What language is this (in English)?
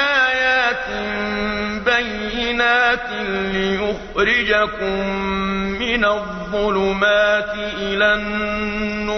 Arabic